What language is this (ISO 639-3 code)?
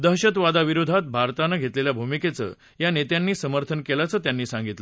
mar